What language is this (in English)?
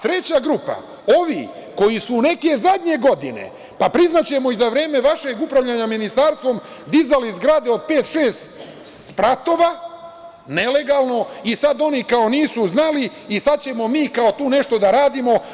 Serbian